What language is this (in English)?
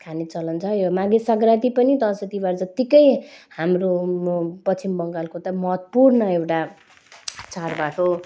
Nepali